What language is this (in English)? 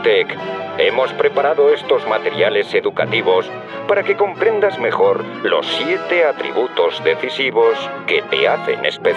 Spanish